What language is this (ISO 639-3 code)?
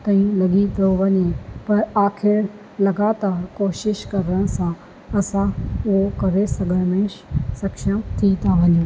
snd